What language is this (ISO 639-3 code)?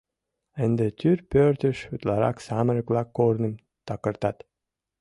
chm